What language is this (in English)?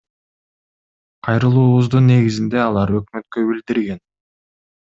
Kyrgyz